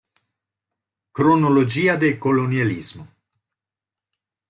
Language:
Italian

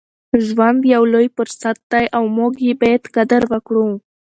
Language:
Pashto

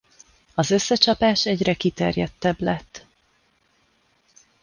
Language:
Hungarian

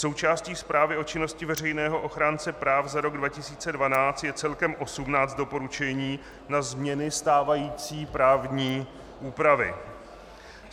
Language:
Czech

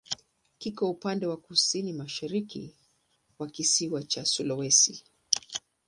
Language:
Swahili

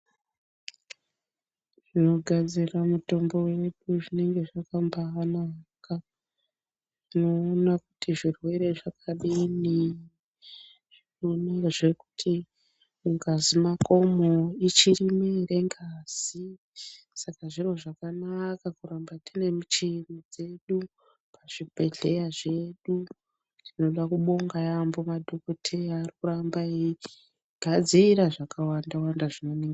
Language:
Ndau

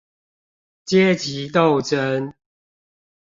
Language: Chinese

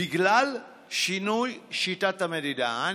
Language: Hebrew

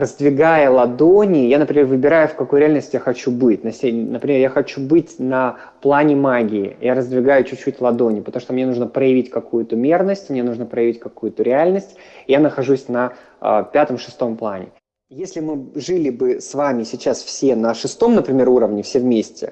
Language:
Russian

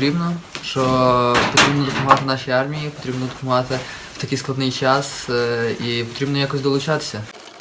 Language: Ukrainian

